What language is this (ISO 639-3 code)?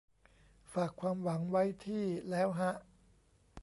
tha